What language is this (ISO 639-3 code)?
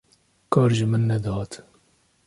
kur